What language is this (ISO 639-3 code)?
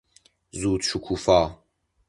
fas